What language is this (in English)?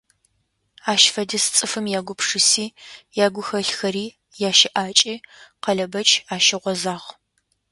Adyghe